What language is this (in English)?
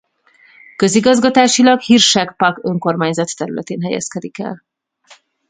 Hungarian